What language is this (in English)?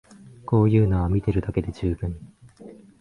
Japanese